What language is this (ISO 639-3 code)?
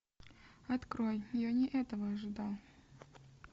rus